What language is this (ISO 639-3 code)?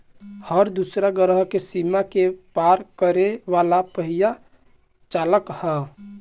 bho